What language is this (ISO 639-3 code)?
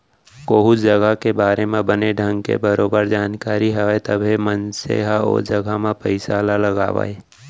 hne